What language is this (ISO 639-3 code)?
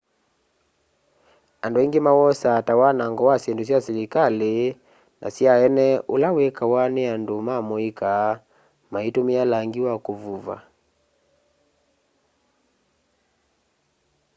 kam